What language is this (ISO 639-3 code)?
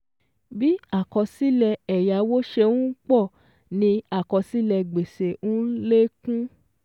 yor